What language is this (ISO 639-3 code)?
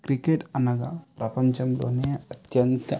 tel